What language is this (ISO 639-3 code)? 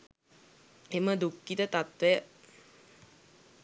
sin